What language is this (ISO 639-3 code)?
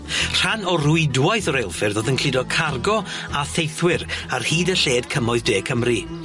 cym